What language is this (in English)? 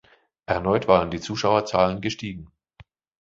German